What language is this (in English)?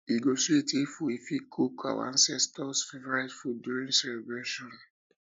Nigerian Pidgin